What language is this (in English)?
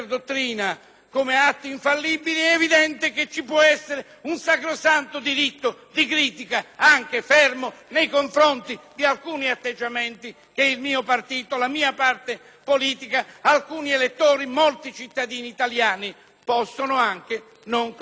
Italian